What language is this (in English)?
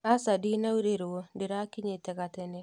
Kikuyu